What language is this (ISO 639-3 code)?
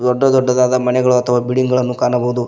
kan